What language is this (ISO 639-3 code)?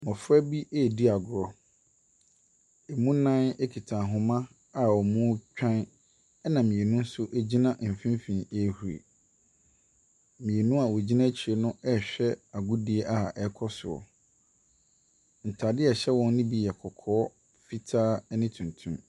aka